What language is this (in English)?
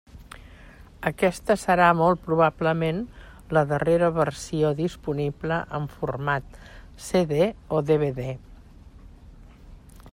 Catalan